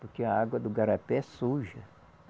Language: Portuguese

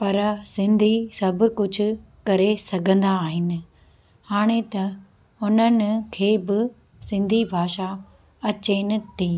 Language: Sindhi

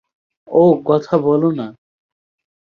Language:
Bangla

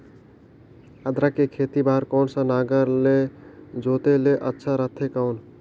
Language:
Chhattisgarhi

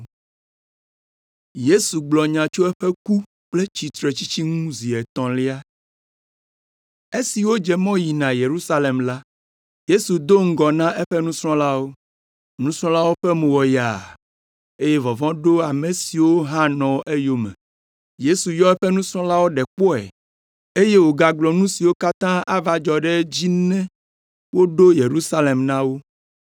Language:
Ewe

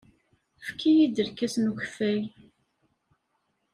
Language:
Kabyle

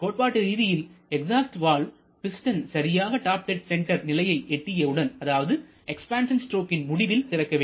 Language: Tamil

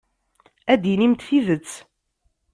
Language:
Kabyle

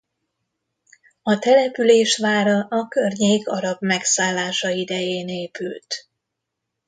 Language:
Hungarian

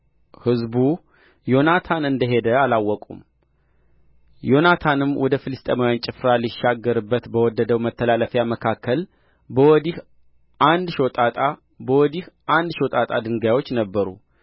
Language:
Amharic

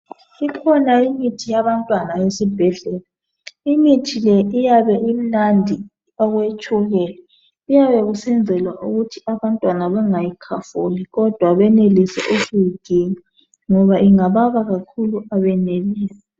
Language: North Ndebele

